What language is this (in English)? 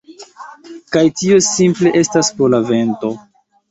Esperanto